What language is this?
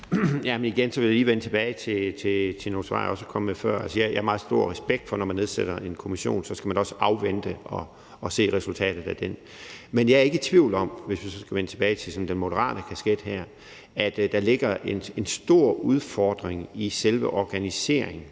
Danish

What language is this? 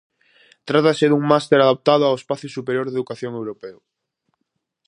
Galician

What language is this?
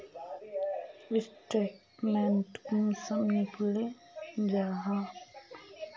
Magahi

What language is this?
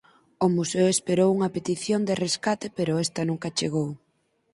Galician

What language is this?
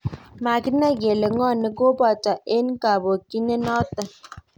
Kalenjin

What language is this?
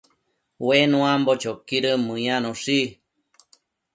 Matsés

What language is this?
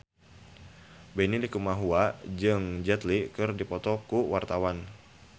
Sundanese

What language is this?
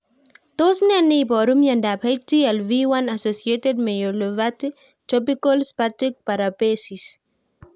Kalenjin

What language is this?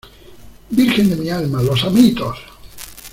Spanish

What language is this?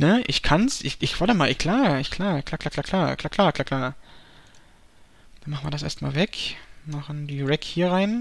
German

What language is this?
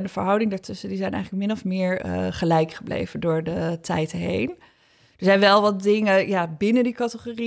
Dutch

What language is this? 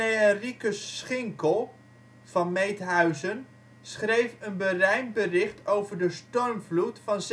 Dutch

